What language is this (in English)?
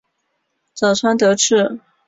Chinese